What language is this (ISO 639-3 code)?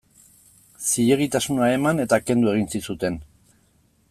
eus